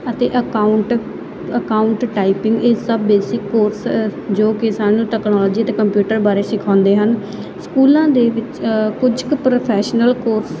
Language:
Punjabi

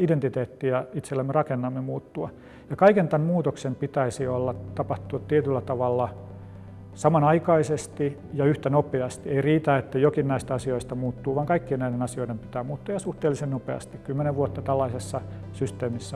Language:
Finnish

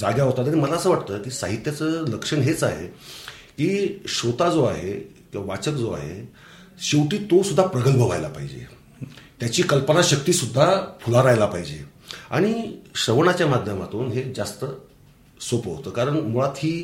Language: Marathi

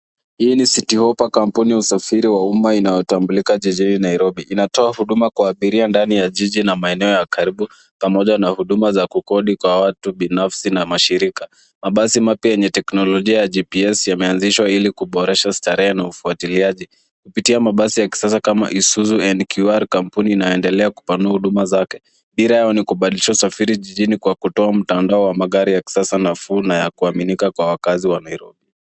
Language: Swahili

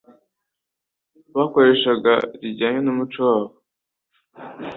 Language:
Kinyarwanda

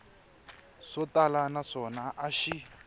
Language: Tsonga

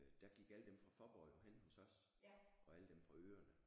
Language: Danish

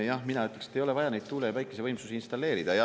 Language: Estonian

